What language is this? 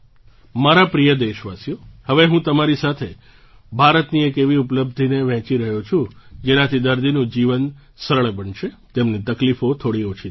Gujarati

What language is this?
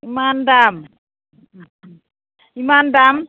Bodo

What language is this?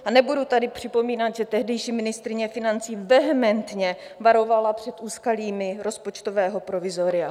Czech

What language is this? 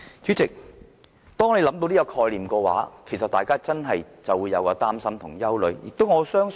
Cantonese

